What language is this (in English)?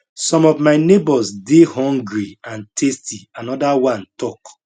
Nigerian Pidgin